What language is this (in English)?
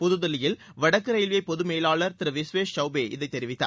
Tamil